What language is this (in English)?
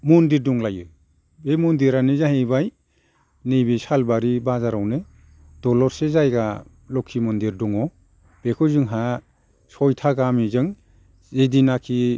Bodo